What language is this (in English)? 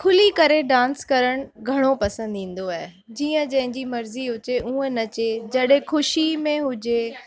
Sindhi